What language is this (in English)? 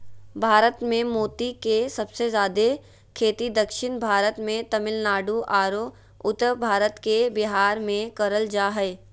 Magahi